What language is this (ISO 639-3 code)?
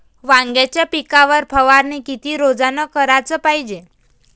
mar